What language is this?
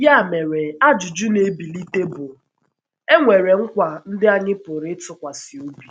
Igbo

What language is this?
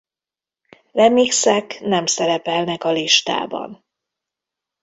Hungarian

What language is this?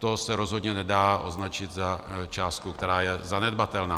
Czech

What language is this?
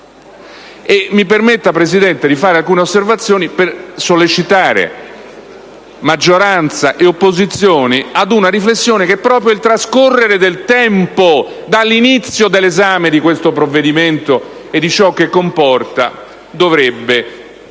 Italian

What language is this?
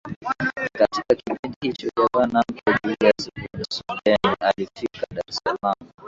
Swahili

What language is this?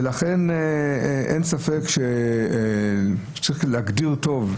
Hebrew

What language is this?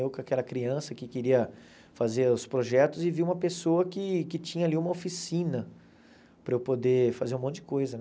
Portuguese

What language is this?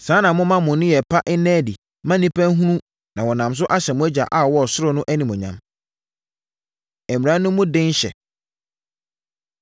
Akan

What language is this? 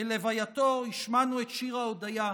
Hebrew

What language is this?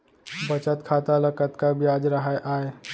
Chhattisgarhi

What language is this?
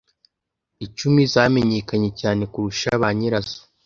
Kinyarwanda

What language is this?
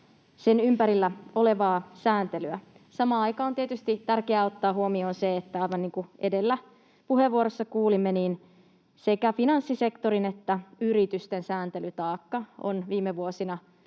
Finnish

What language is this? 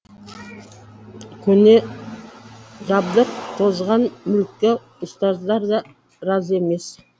Kazakh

